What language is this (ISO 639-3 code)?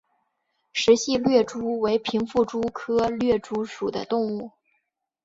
zho